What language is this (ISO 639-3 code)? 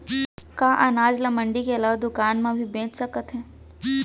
hne